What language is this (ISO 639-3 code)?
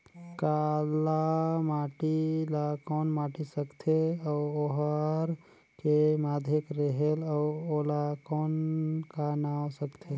hne